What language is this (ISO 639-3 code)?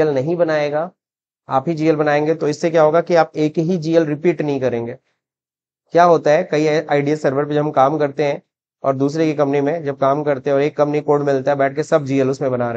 hin